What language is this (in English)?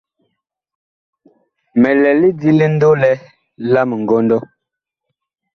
Bakoko